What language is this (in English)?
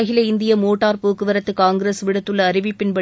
Tamil